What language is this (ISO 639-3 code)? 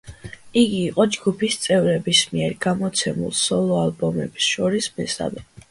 kat